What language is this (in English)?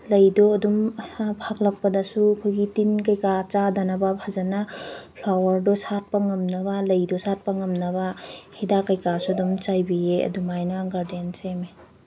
Manipuri